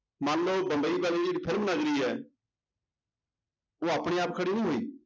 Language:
Punjabi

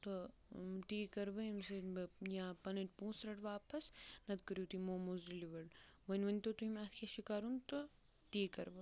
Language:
Kashmiri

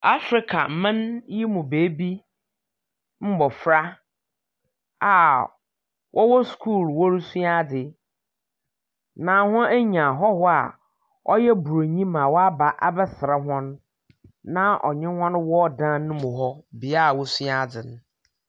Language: Akan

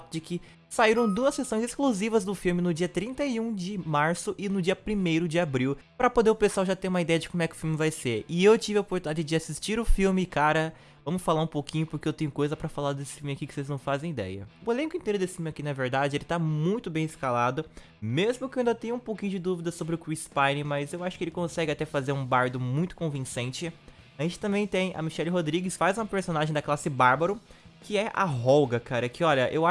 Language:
Portuguese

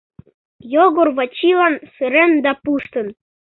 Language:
Mari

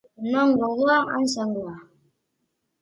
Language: Basque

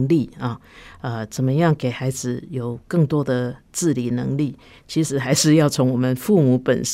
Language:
Chinese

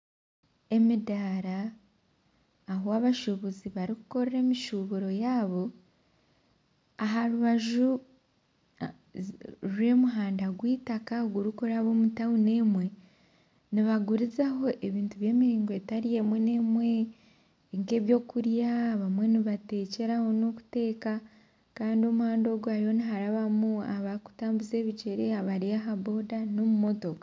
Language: Nyankole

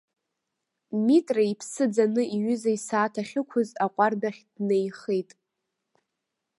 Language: Abkhazian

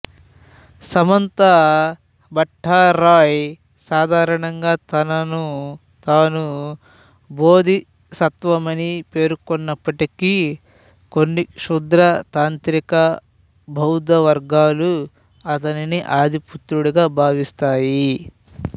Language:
Telugu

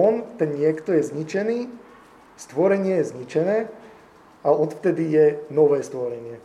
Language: Slovak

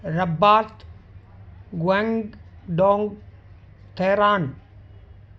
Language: Sindhi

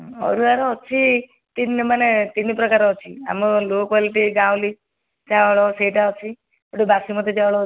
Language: Odia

